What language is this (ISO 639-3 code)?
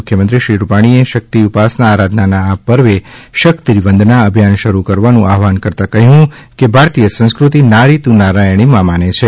guj